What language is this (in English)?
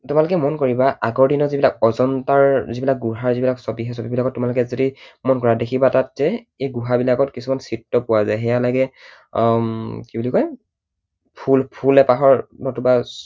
Assamese